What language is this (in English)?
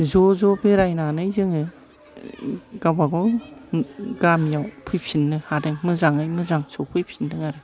Bodo